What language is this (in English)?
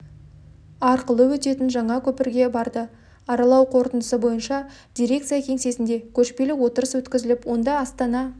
Kazakh